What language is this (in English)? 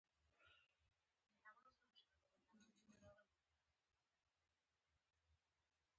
Pashto